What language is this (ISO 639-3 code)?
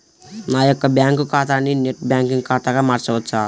tel